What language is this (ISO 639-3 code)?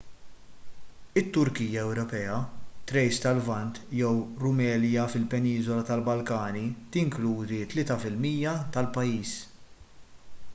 mlt